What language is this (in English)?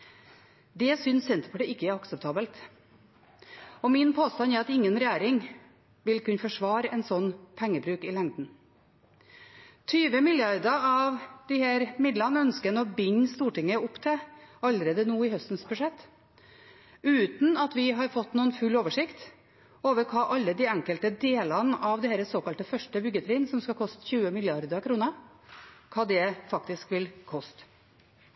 Norwegian Bokmål